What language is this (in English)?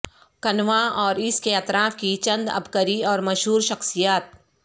Urdu